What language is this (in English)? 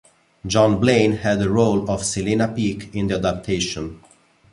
English